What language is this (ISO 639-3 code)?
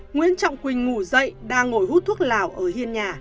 vie